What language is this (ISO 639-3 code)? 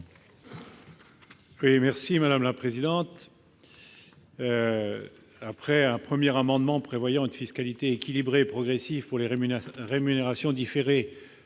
fra